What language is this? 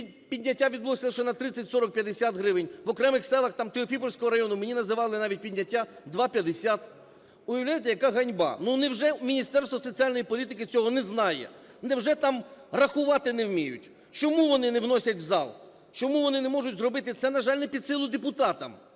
Ukrainian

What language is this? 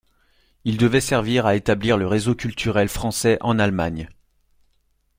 French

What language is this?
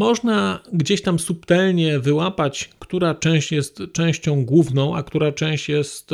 Polish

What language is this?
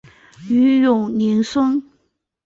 Chinese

